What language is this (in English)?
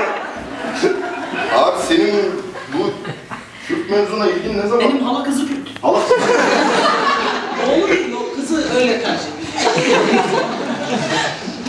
Turkish